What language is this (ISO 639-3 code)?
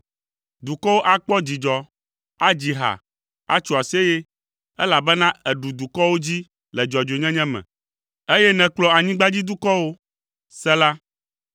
ewe